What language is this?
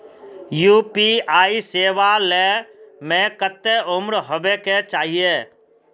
Magahi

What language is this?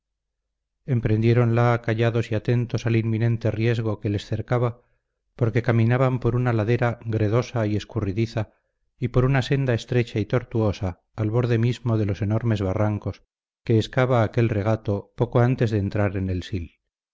Spanish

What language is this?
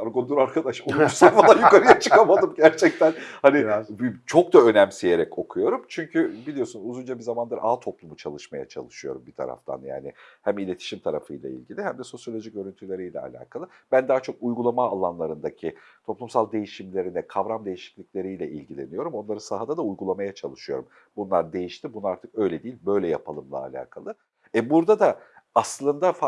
Turkish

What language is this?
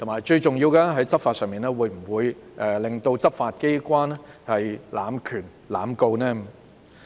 Cantonese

